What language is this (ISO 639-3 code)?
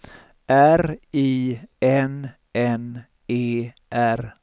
swe